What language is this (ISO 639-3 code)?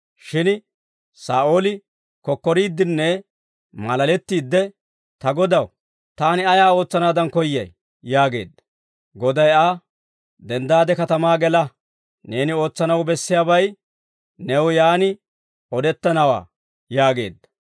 dwr